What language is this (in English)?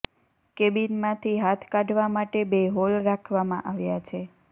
Gujarati